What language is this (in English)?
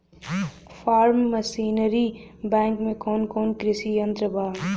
Bhojpuri